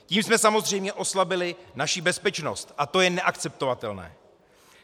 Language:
Czech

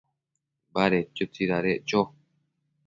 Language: Matsés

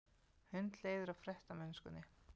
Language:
Icelandic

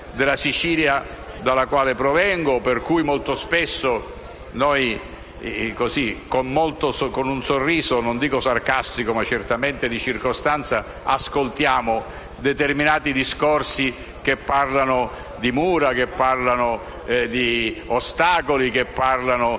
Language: Italian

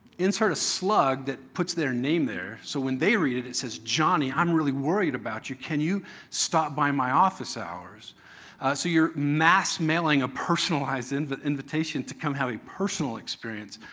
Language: English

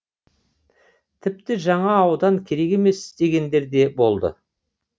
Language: Kazakh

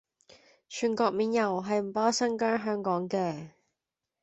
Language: Cantonese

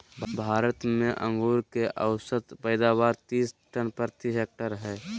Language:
Magahi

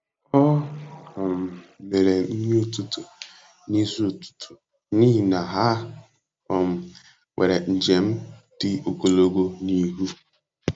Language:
Igbo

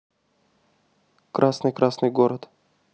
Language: Russian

